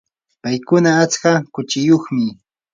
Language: Yanahuanca Pasco Quechua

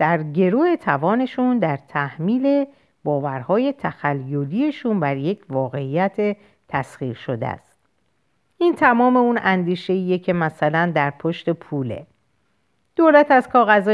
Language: Persian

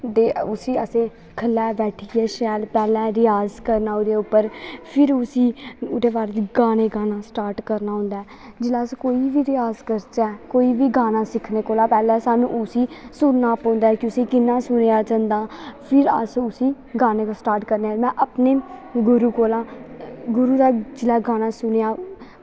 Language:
Dogri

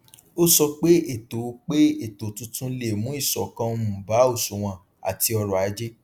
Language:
Yoruba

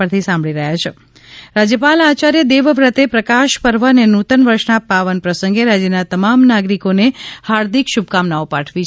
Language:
Gujarati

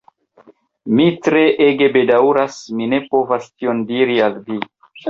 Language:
Esperanto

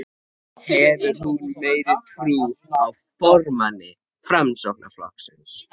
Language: Icelandic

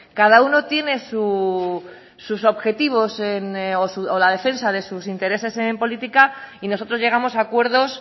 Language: Spanish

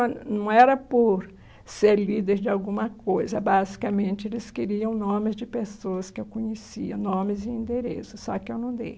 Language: Portuguese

